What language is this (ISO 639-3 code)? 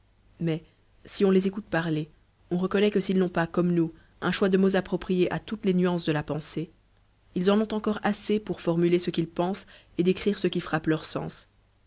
fra